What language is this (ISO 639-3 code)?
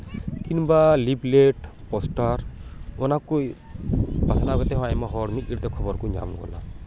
sat